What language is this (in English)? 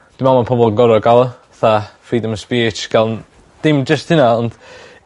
Welsh